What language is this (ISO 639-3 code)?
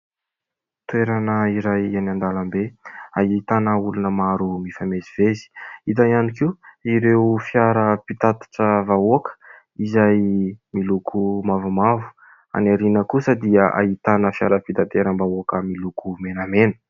mlg